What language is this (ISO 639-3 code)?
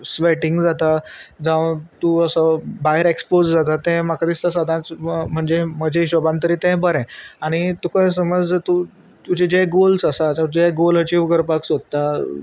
kok